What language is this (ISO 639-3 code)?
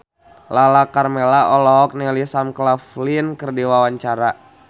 sun